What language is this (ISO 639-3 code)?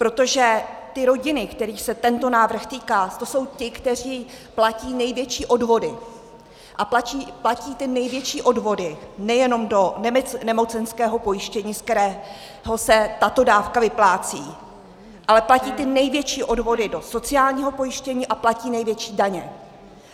ces